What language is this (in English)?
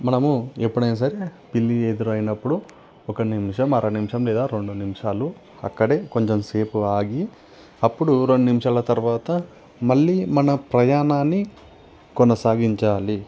Telugu